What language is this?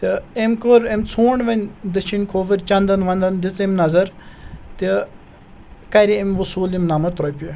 Kashmiri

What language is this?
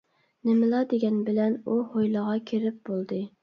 Uyghur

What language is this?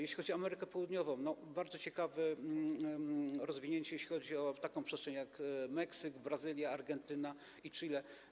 Polish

